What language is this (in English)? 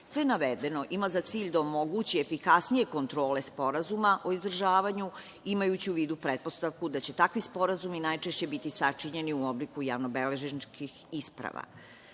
Serbian